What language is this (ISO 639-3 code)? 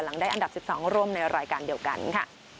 tha